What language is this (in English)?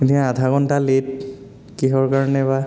Assamese